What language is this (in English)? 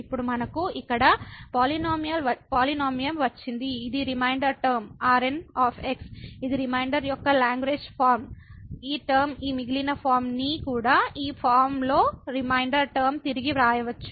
Telugu